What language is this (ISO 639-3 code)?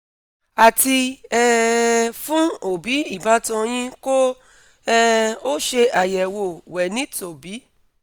yor